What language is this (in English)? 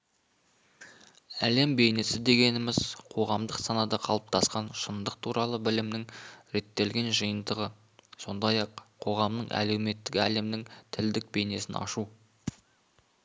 Kazakh